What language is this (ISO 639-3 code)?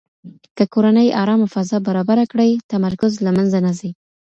pus